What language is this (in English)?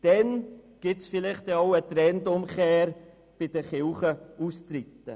Swiss German